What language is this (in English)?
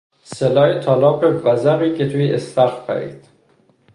Persian